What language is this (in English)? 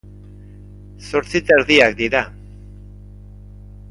Basque